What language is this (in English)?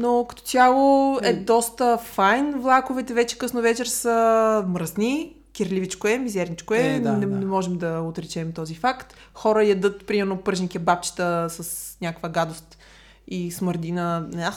Bulgarian